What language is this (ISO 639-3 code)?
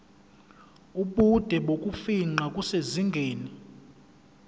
zul